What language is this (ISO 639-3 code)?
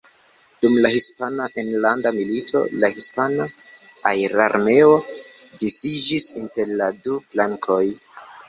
epo